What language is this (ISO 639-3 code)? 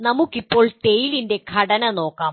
mal